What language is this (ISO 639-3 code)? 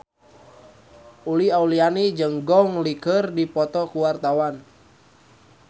sun